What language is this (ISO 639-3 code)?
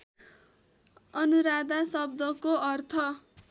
nep